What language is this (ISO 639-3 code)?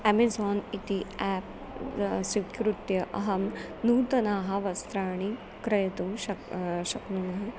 san